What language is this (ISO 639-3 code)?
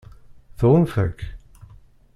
kab